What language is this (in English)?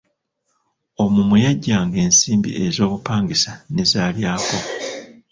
Ganda